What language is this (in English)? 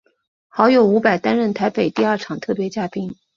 Chinese